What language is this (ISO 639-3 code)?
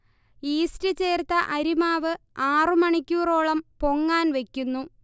mal